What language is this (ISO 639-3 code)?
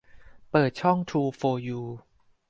tha